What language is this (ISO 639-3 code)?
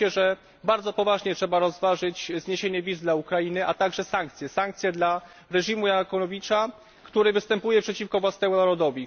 pol